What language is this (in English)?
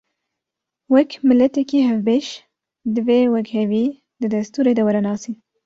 Kurdish